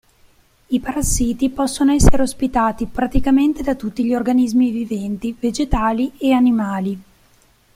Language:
Italian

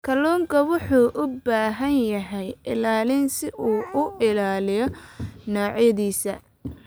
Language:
Somali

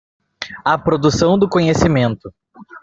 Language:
Portuguese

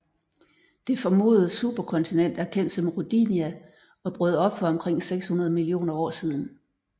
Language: Danish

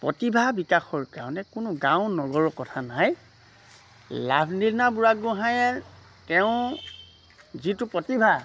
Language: Assamese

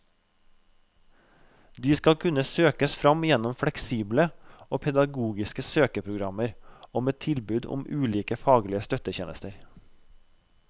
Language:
Norwegian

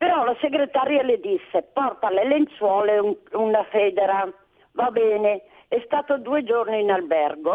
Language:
Italian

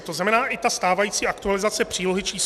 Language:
Czech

